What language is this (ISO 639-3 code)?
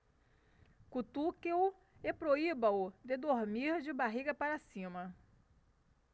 por